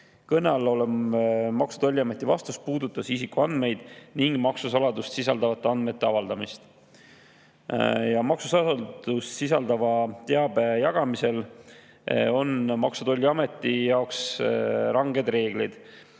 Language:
Estonian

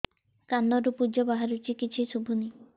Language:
Odia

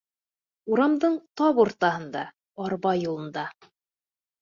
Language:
Bashkir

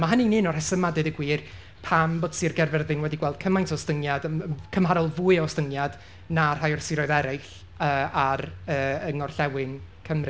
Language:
Welsh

